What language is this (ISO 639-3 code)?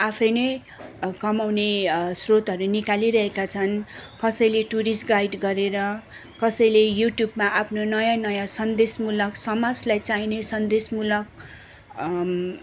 nep